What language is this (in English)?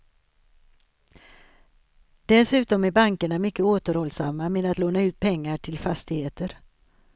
Swedish